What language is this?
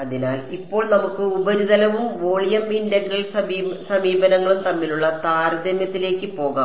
Malayalam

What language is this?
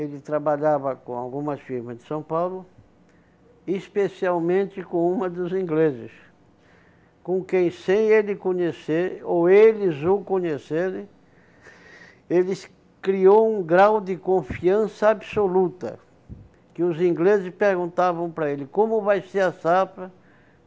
Portuguese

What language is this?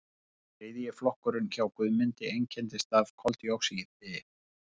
Icelandic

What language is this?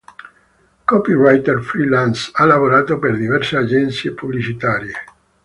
Italian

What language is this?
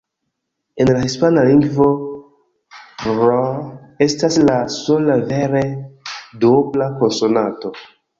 Esperanto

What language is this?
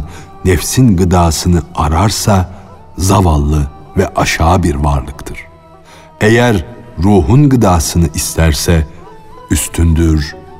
Turkish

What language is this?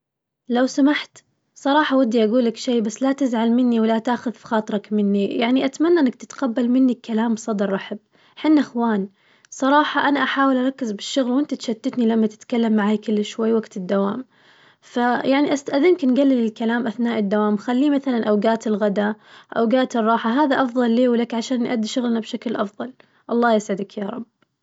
Najdi Arabic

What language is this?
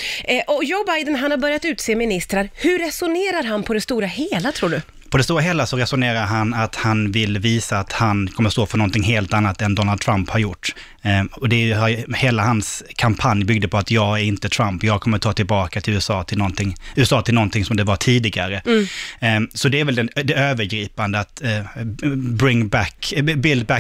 Swedish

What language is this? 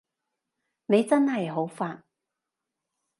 Cantonese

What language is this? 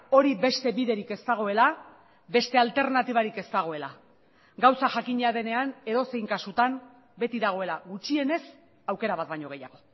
Basque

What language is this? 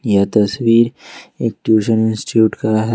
Hindi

